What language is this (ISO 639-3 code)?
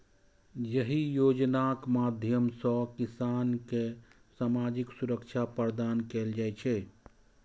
mai